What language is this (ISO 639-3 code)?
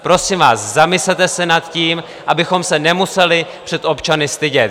ces